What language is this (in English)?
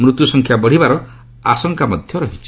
Odia